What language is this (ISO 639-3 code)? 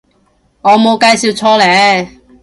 yue